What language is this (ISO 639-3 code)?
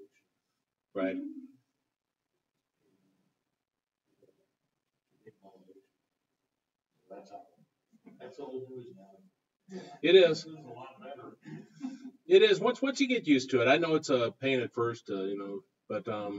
eng